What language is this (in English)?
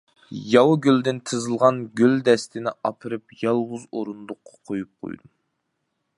Uyghur